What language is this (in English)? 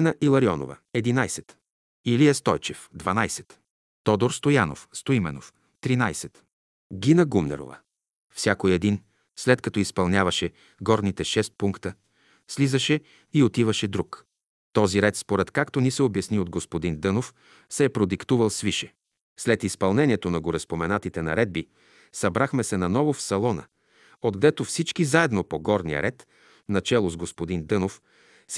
Bulgarian